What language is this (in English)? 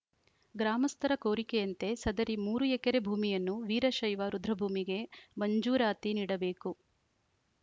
Kannada